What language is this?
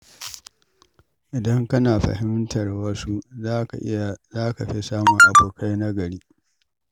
Hausa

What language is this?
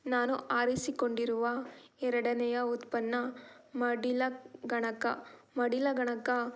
Kannada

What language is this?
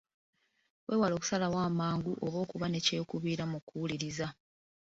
Ganda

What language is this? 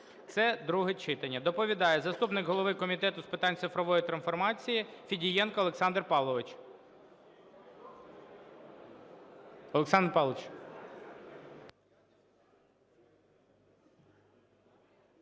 Ukrainian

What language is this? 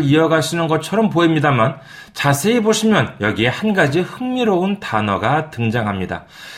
Korean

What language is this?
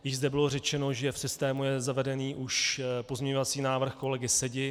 Czech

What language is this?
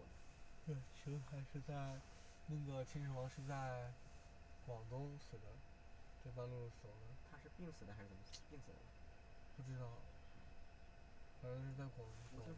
Chinese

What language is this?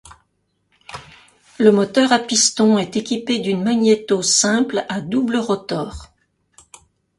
French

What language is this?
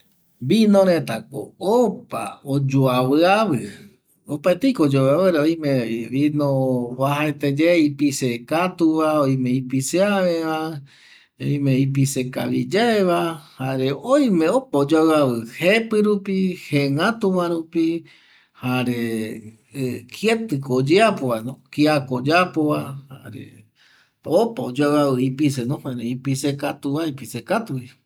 Eastern Bolivian Guaraní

